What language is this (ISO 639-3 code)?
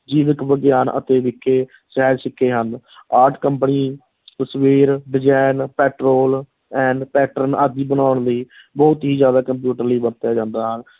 pan